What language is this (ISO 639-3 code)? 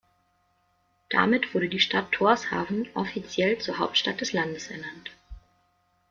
deu